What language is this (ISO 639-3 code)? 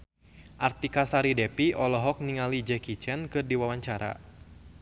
sun